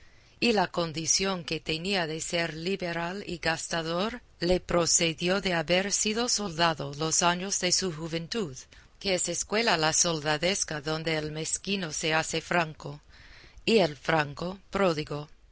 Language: Spanish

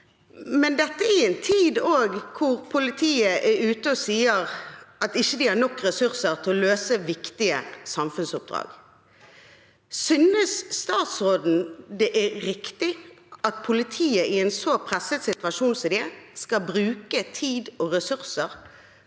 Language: Norwegian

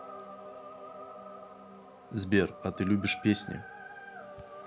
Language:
Russian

